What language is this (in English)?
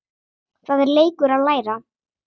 Icelandic